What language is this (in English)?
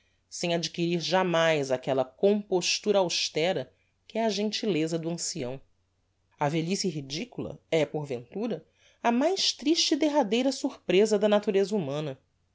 Portuguese